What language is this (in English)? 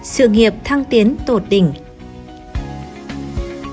Vietnamese